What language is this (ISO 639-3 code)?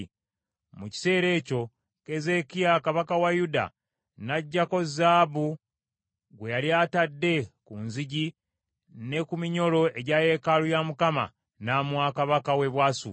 lug